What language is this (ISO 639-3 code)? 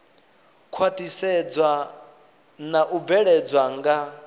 ven